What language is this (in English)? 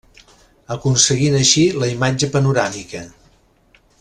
Catalan